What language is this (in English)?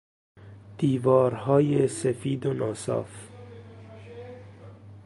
Persian